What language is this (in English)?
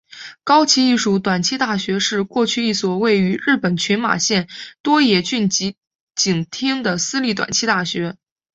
Chinese